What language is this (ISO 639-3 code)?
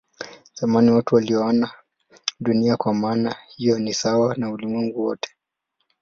swa